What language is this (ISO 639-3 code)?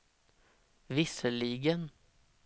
swe